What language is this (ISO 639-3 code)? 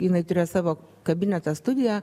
lit